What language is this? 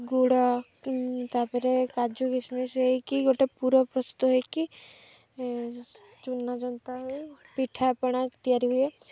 Odia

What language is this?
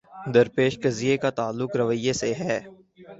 Urdu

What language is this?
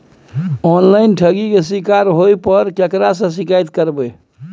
Maithili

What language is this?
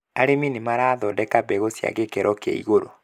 Kikuyu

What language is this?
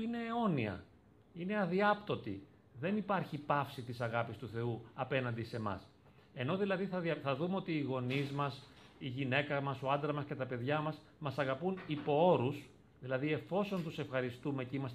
Greek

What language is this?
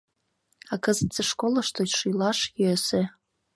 Mari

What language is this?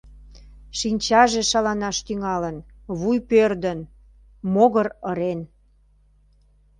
Mari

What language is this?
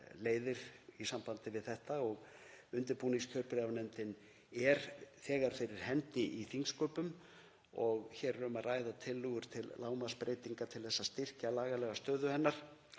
Icelandic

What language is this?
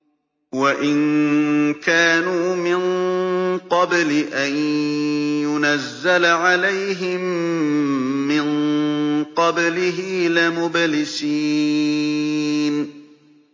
Arabic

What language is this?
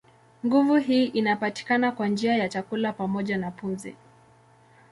Swahili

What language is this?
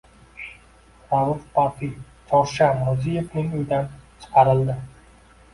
Uzbek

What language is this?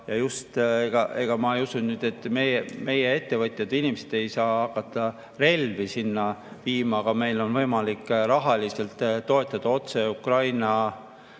Estonian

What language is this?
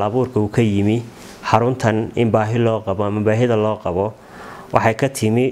Arabic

